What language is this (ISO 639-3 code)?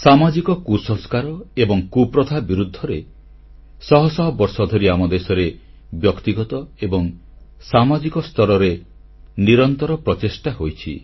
ori